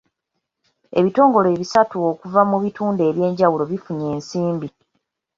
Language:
Ganda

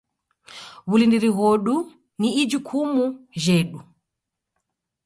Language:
Taita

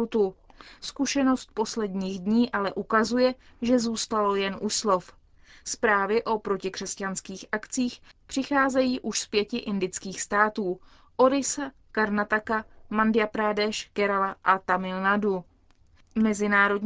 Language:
Czech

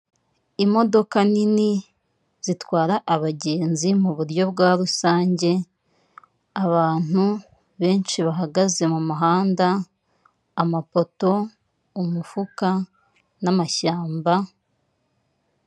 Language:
Kinyarwanda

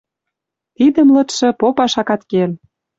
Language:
Western Mari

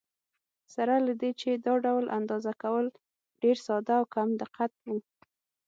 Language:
Pashto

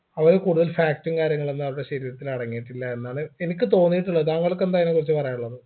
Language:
Malayalam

